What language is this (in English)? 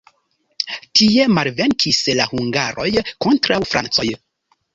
Esperanto